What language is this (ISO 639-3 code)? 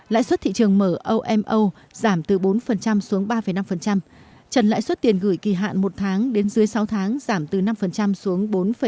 vie